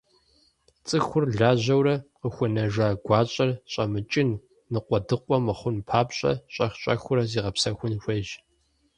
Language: Kabardian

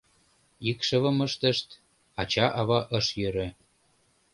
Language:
Mari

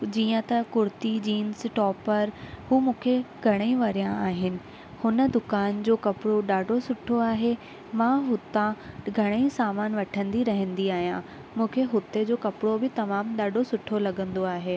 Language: Sindhi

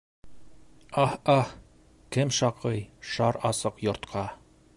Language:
Bashkir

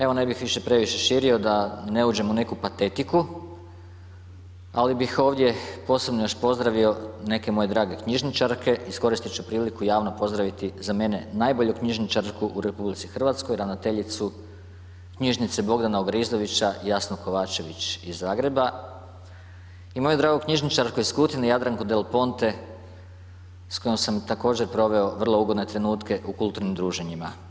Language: Croatian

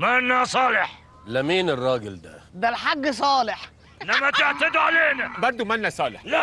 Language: Arabic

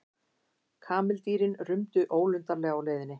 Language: Icelandic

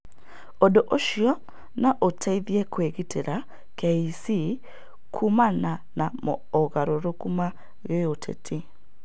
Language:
Kikuyu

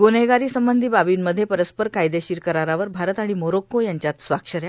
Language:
Marathi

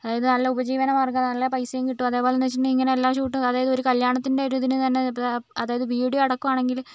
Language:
Malayalam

